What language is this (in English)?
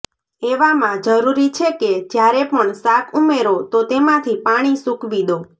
Gujarati